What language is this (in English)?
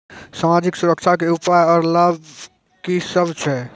Maithili